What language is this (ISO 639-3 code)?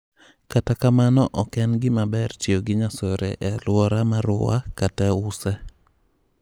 luo